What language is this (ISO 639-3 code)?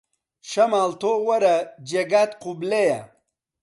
ckb